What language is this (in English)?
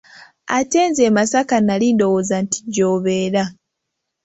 Ganda